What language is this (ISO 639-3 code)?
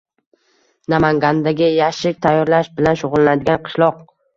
uzb